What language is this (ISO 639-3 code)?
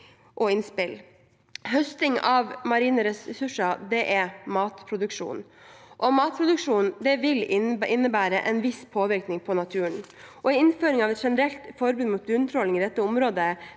nor